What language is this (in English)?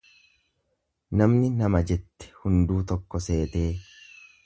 Oromo